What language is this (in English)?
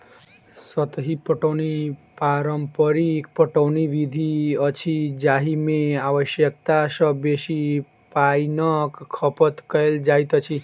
Maithili